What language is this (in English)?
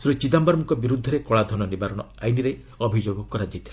Odia